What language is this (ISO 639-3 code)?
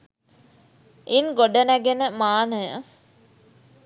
sin